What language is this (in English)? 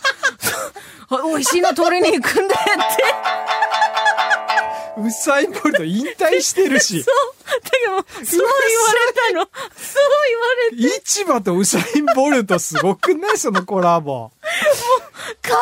Japanese